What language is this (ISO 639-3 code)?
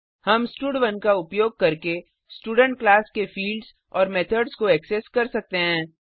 hin